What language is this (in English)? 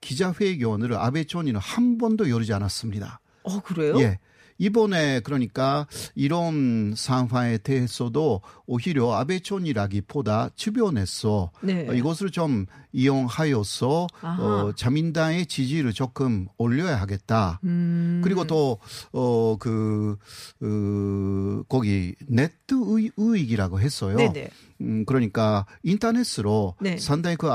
Korean